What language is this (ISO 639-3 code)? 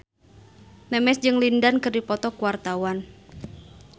sun